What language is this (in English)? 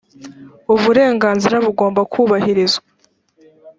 Kinyarwanda